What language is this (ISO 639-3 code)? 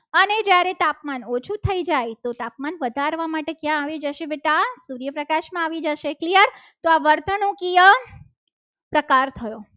guj